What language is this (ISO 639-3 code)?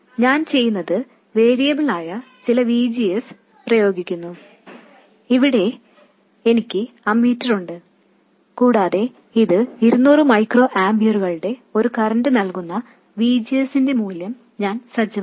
mal